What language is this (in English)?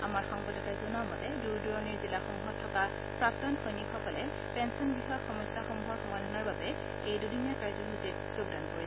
Assamese